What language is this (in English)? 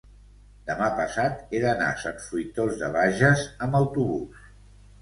Catalan